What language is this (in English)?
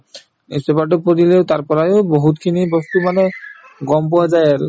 Assamese